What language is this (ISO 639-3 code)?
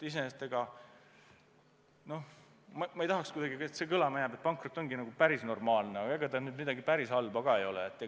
est